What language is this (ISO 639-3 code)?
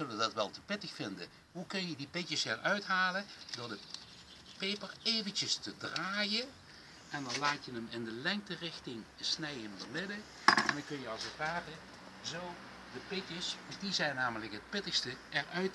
nld